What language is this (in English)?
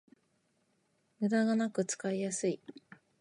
Japanese